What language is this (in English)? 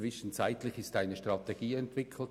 Swiss German